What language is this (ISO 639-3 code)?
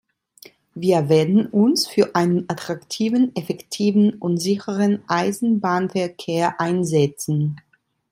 deu